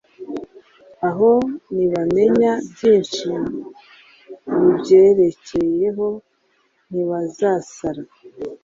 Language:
Kinyarwanda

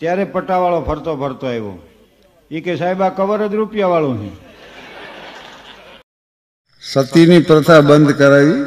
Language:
Gujarati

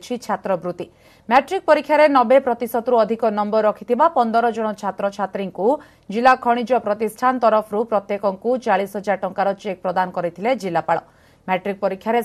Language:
Hindi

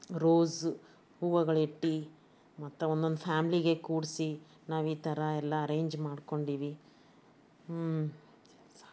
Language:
Kannada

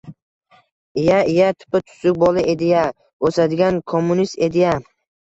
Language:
Uzbek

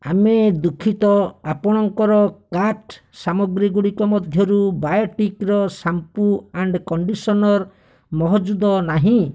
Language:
Odia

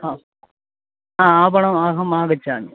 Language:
Sanskrit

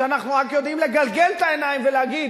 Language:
Hebrew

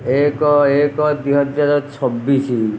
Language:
Odia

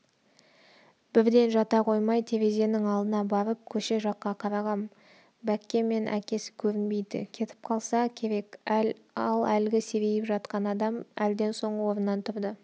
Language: Kazakh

